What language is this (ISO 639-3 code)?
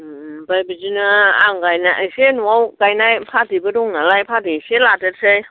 brx